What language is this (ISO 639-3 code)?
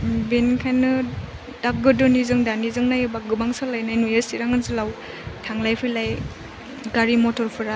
brx